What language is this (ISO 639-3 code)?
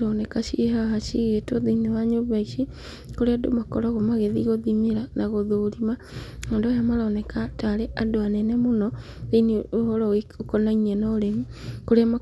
kik